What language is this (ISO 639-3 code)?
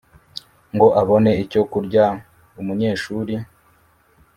kin